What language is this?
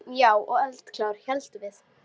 Icelandic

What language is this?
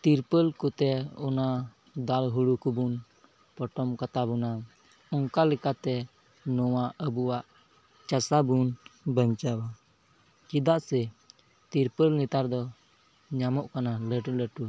Santali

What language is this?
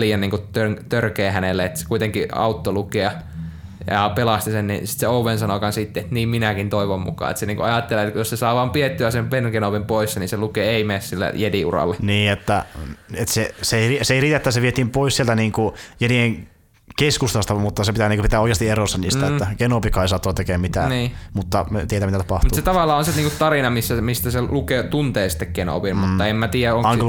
Finnish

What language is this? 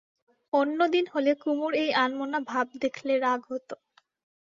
Bangla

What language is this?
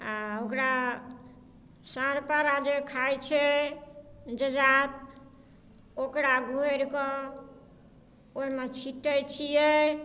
Maithili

